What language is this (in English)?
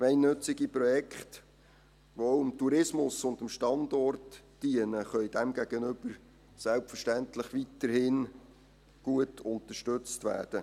Swiss German